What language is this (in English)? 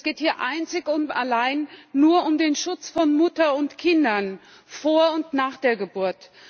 German